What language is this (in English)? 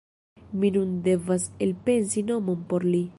Esperanto